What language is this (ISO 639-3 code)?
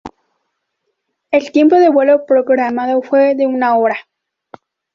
spa